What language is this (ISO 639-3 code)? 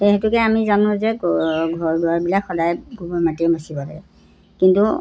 asm